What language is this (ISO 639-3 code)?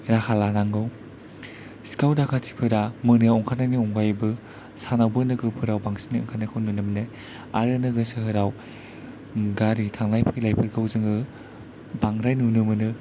brx